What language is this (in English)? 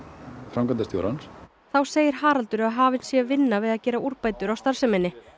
Icelandic